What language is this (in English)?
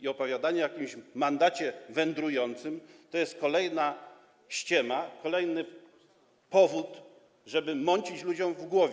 Polish